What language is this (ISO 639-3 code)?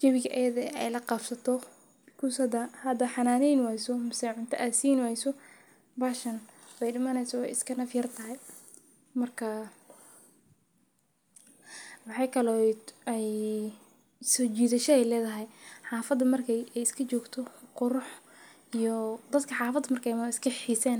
som